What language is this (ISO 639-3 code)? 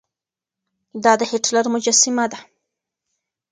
pus